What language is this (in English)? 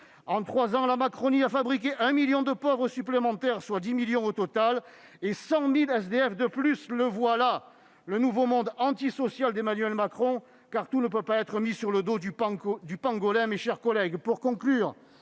French